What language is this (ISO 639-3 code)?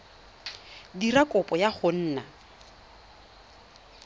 tsn